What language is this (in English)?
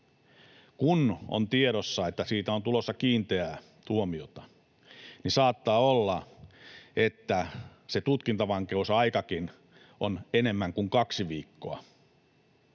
Finnish